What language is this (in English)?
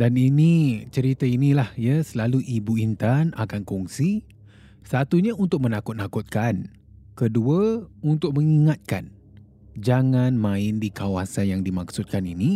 Malay